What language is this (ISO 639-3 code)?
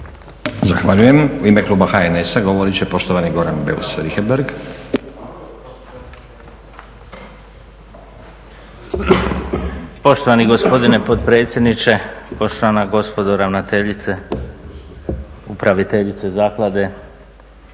hrv